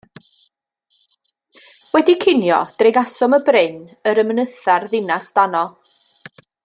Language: Welsh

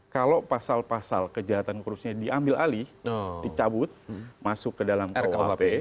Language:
Indonesian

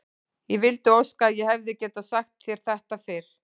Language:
Icelandic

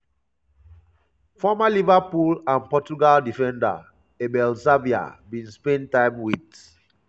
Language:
Nigerian Pidgin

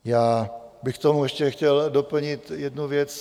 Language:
Czech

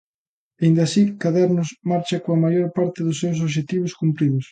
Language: Galician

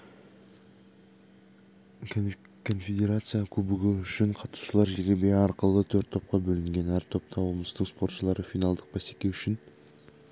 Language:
Kazakh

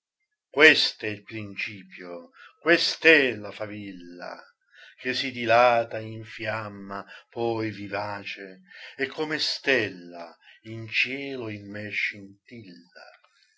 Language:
Italian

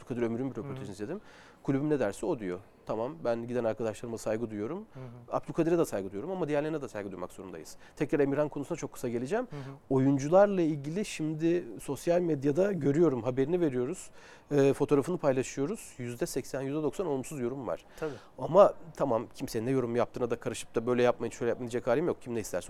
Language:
Turkish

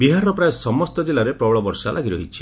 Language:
Odia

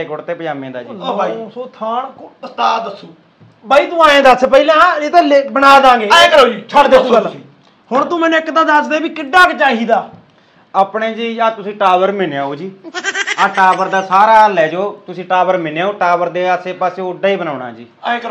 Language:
Punjabi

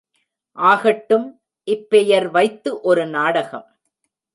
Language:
Tamil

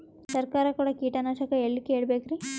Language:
Kannada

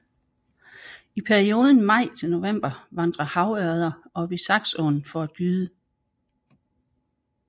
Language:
Danish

